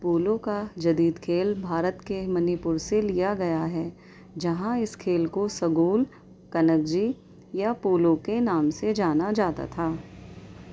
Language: Urdu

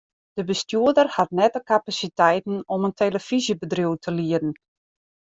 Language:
Western Frisian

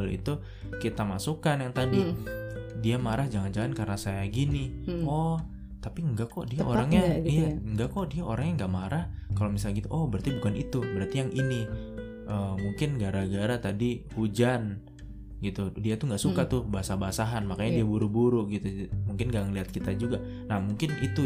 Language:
Indonesian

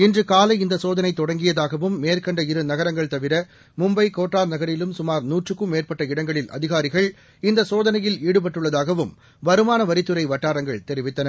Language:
Tamil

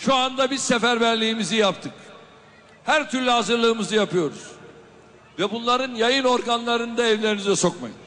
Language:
Turkish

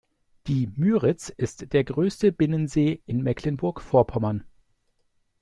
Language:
German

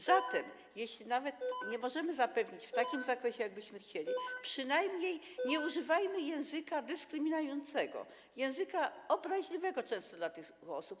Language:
Polish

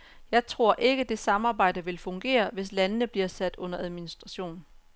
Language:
Danish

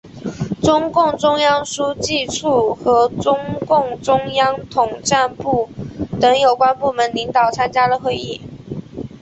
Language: Chinese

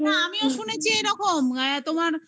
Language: Bangla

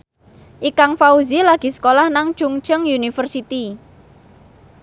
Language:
Javanese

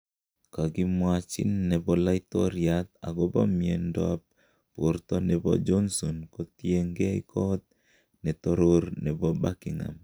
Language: Kalenjin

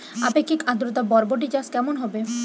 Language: Bangla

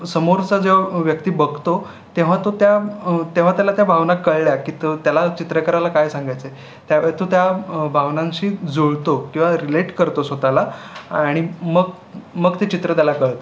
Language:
Marathi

